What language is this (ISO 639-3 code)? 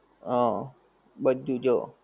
guj